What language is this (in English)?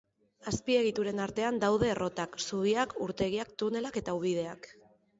Basque